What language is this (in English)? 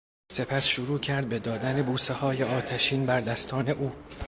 Persian